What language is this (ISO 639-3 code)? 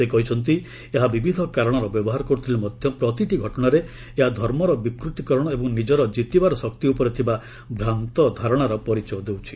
ori